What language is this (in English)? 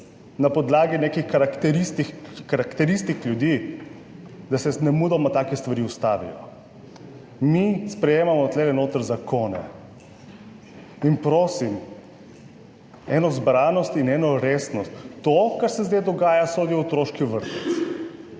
Slovenian